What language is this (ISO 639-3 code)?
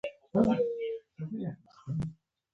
pus